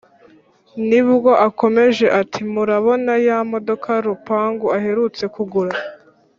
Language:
Kinyarwanda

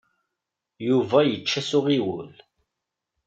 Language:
Kabyle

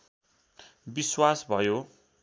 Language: Nepali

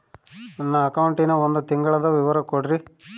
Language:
Kannada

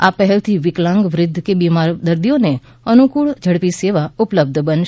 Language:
Gujarati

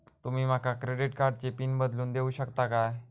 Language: Marathi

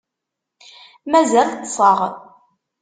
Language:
Kabyle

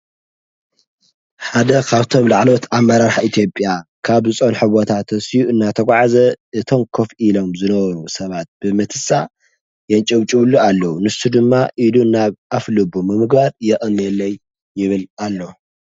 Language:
Tigrinya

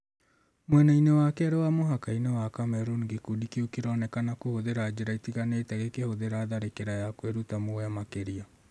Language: Kikuyu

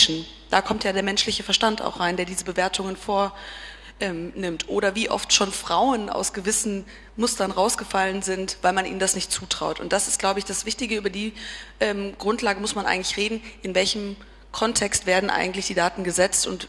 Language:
German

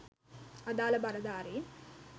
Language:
Sinhala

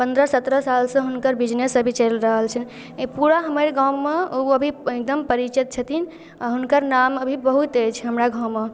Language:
Maithili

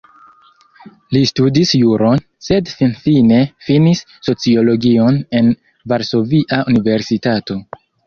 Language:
Esperanto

